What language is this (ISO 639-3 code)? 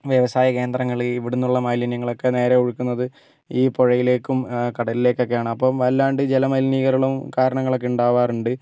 mal